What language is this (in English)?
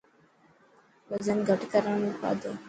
Dhatki